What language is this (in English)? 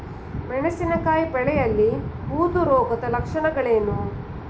Kannada